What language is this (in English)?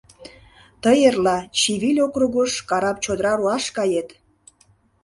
Mari